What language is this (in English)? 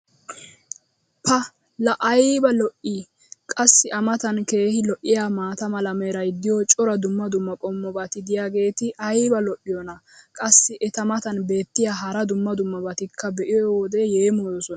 Wolaytta